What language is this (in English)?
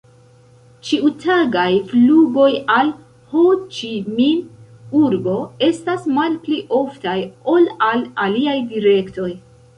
Esperanto